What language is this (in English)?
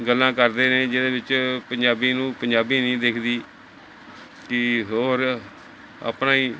Punjabi